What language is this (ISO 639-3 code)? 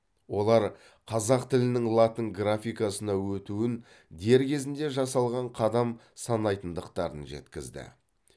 kaz